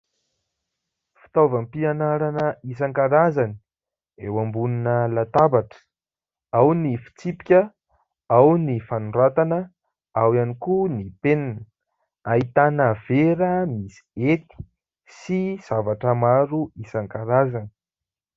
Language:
Malagasy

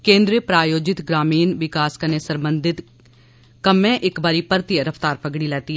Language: Dogri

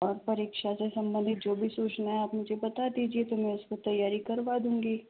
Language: Hindi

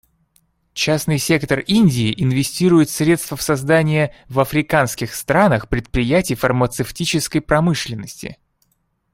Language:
Russian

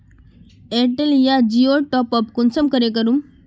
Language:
Magahi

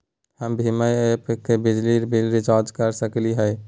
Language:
Magahi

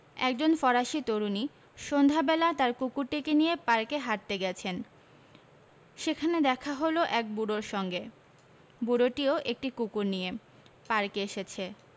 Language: Bangla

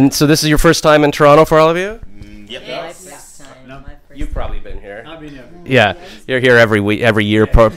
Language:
English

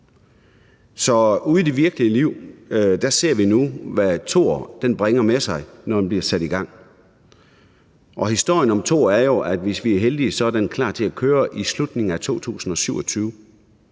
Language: Danish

